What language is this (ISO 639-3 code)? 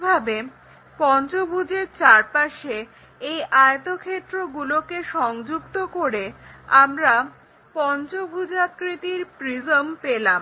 ben